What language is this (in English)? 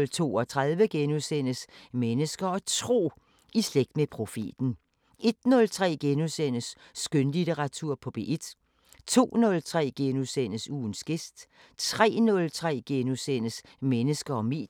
Danish